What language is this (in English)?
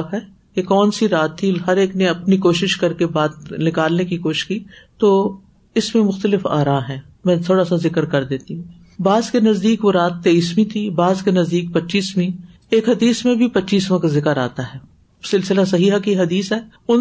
Urdu